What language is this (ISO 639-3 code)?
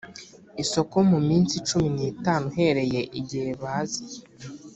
kin